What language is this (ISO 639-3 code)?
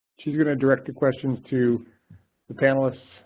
eng